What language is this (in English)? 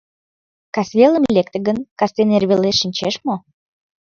Mari